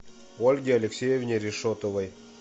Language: Russian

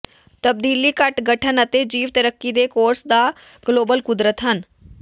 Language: Punjabi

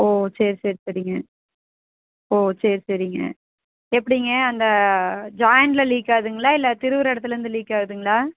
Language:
Tamil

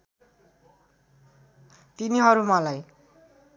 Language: Nepali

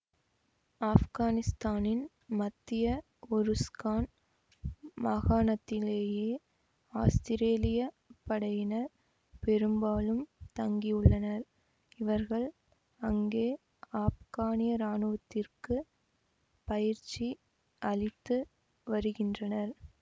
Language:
Tamil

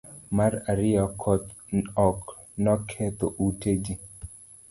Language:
Luo (Kenya and Tanzania)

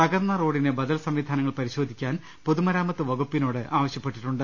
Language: Malayalam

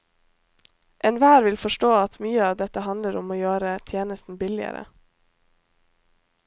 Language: Norwegian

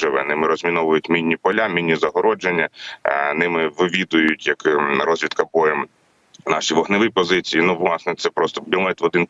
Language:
Ukrainian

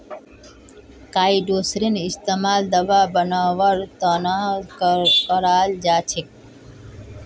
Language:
Magahi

